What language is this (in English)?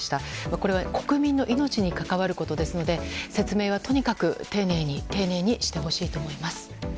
Japanese